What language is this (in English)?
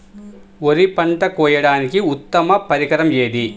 Telugu